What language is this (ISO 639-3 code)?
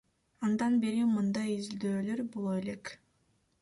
kir